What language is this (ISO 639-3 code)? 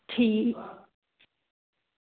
doi